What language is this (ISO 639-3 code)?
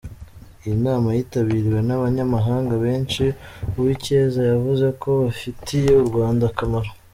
kin